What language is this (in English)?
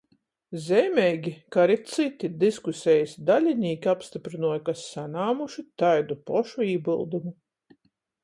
Latgalian